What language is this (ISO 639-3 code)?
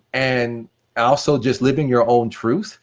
eng